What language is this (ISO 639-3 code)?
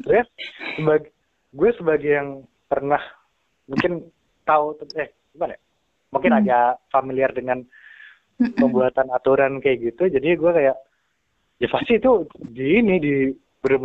ind